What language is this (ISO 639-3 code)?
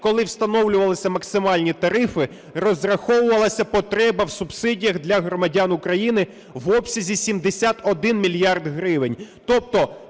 ukr